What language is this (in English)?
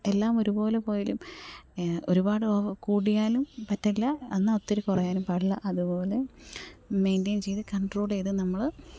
Malayalam